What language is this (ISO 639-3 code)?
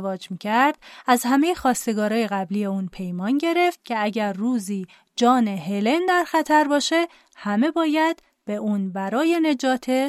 fas